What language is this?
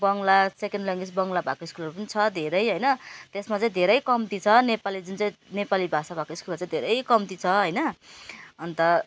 Nepali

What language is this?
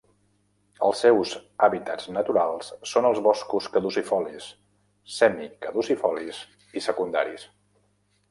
Catalan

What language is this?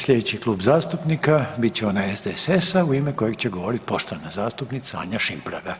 Croatian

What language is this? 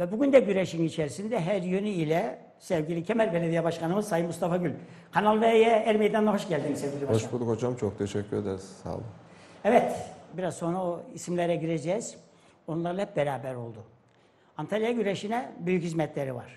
Turkish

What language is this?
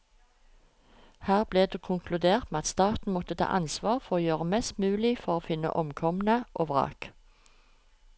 Norwegian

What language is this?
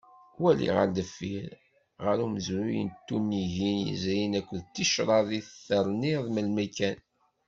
Kabyle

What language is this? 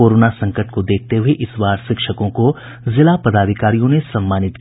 Hindi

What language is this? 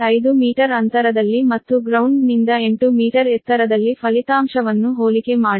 Kannada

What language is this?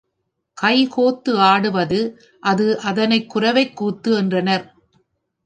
Tamil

